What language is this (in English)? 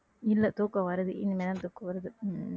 Tamil